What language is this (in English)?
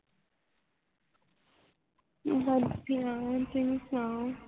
Punjabi